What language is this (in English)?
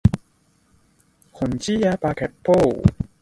Cantonese